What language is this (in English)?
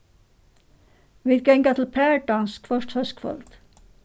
Faroese